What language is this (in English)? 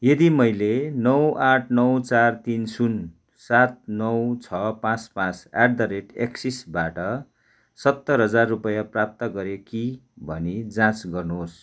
Nepali